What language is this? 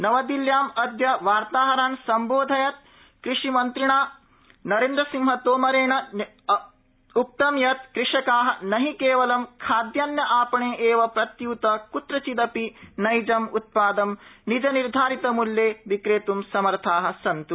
Sanskrit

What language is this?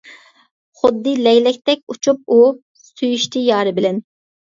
Uyghur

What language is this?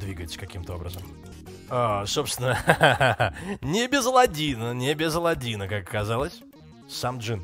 Russian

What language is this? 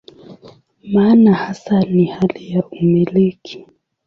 Swahili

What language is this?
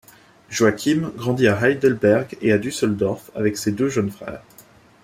French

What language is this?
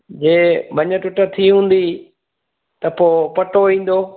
Sindhi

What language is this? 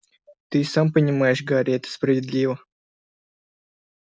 Russian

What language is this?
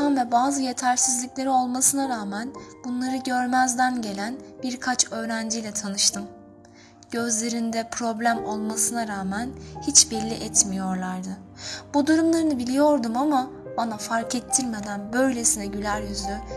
Turkish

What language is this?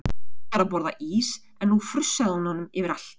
Icelandic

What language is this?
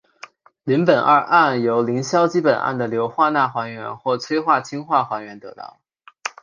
Chinese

